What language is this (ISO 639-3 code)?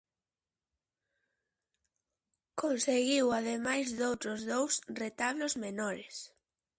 glg